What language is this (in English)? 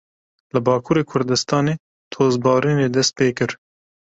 Kurdish